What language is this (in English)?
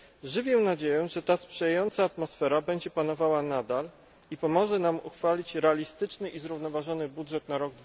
Polish